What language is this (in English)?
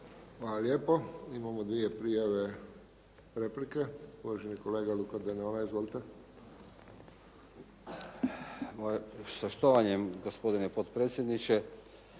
Croatian